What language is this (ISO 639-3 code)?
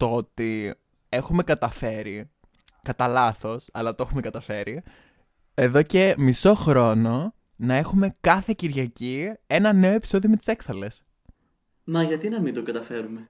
ell